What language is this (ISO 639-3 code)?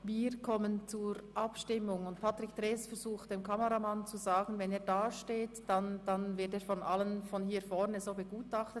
gsw